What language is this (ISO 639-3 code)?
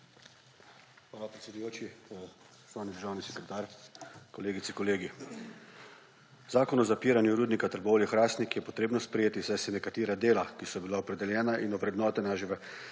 slv